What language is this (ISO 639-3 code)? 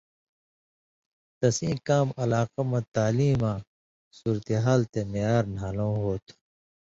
mvy